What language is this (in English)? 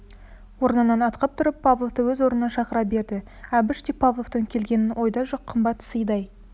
Kazakh